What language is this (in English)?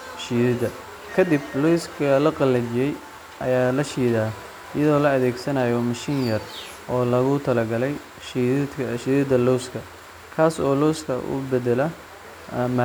Somali